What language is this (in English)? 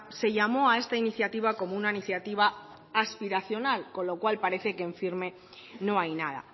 Spanish